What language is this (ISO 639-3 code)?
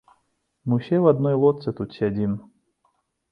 bel